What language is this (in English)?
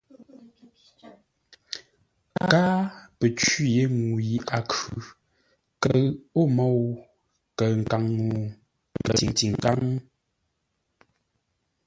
Ngombale